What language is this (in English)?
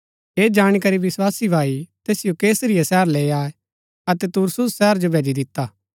Gaddi